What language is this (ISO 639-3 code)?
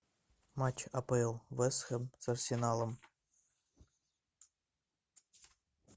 rus